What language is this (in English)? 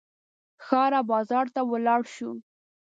Pashto